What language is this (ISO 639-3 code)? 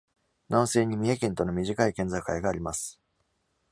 jpn